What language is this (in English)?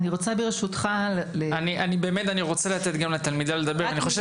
Hebrew